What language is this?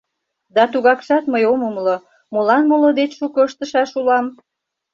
Mari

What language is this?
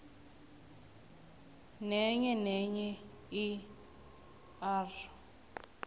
South Ndebele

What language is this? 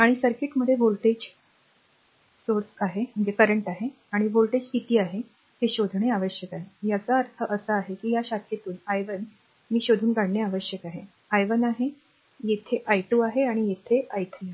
Marathi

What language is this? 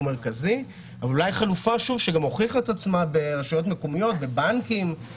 Hebrew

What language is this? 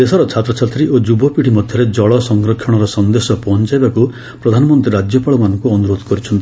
Odia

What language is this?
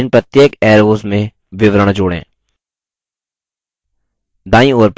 Hindi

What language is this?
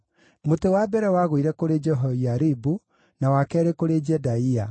Kikuyu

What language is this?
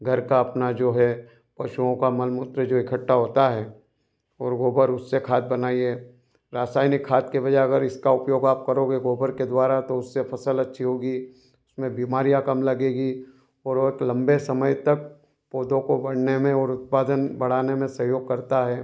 Hindi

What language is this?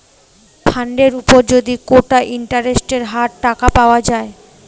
Bangla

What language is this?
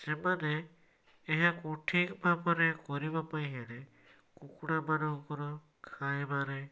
Odia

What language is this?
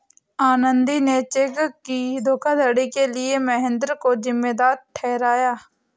Hindi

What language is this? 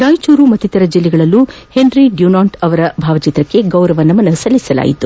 Kannada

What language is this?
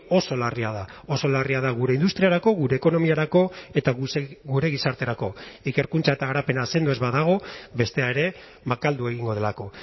Basque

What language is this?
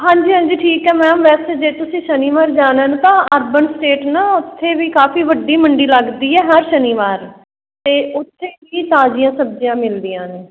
Punjabi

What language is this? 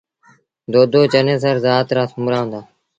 Sindhi Bhil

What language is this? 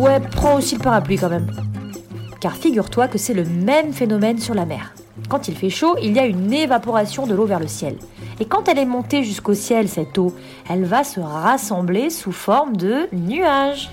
French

